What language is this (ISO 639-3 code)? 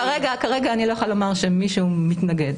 heb